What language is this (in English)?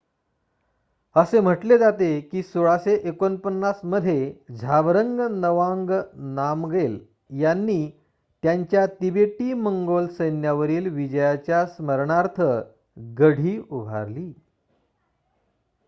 Marathi